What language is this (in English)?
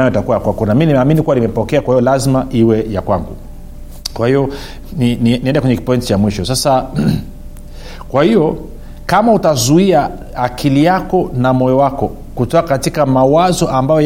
Swahili